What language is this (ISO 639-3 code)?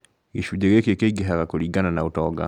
kik